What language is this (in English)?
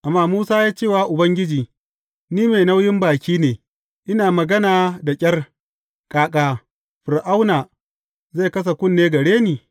Hausa